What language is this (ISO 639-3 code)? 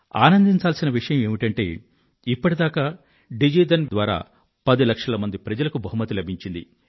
tel